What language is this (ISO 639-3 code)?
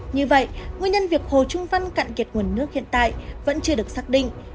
vie